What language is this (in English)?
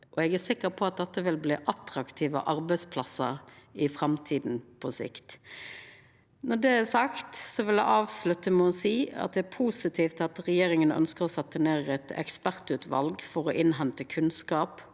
Norwegian